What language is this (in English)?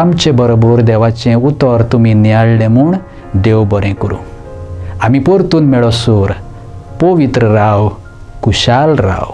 Romanian